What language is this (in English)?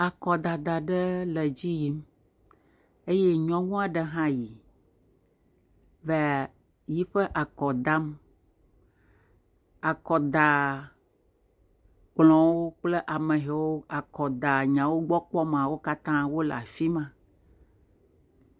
Ewe